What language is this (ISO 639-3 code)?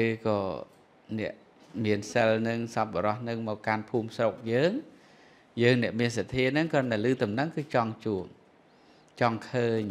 vie